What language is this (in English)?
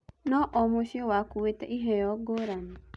Kikuyu